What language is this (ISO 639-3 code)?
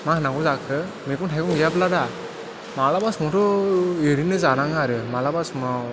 brx